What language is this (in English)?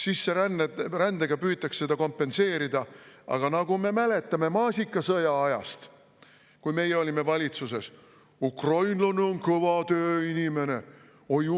Estonian